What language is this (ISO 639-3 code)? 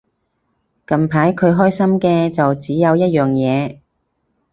yue